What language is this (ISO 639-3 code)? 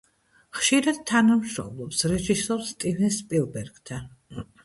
kat